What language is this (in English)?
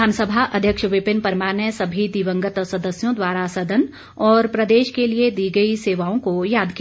Hindi